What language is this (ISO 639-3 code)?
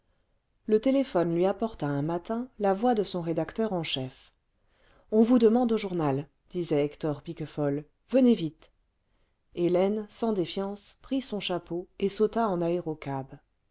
fra